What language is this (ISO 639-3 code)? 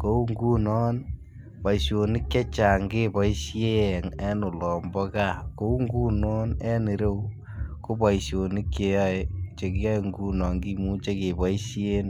kln